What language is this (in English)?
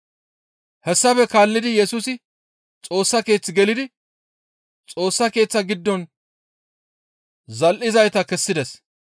Gamo